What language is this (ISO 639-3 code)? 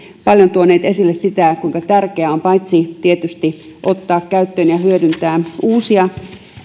fin